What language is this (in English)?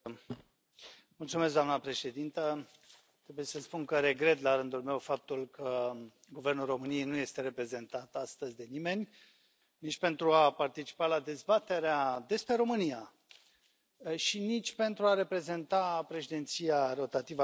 Romanian